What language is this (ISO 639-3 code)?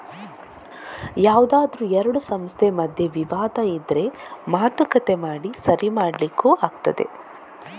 kan